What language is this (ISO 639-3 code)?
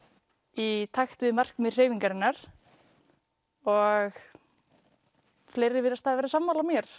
isl